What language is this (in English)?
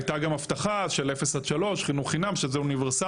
Hebrew